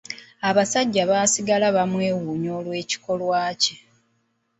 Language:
Ganda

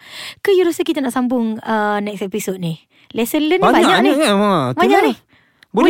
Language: Malay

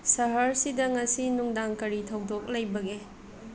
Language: Manipuri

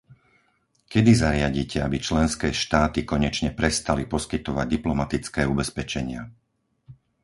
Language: Slovak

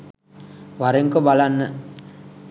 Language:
Sinhala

